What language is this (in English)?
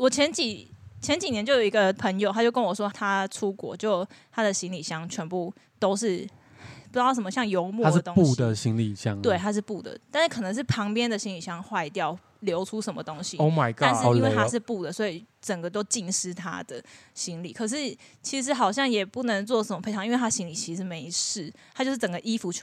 Chinese